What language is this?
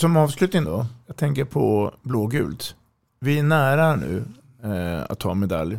Swedish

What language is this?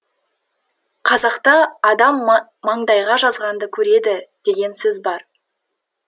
Kazakh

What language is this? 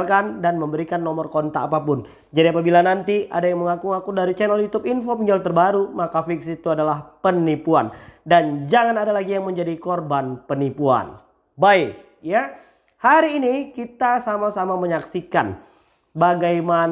Indonesian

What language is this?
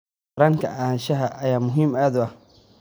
Somali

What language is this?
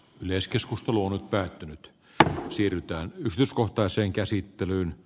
Finnish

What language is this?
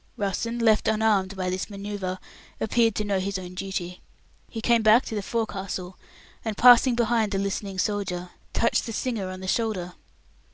English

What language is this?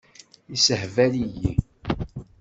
Kabyle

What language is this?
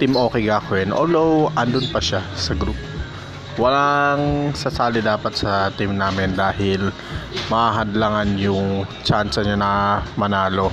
Filipino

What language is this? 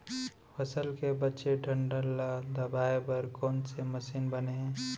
Chhattisgarhi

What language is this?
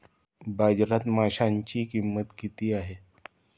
Marathi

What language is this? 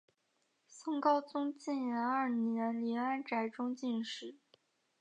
Chinese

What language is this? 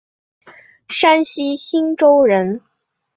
Chinese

